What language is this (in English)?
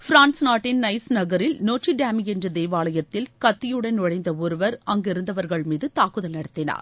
Tamil